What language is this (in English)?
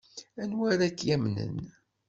Kabyle